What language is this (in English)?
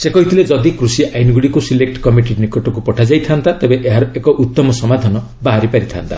Odia